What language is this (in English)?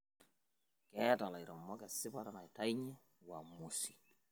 Masai